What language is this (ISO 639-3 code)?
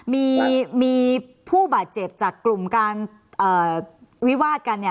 tha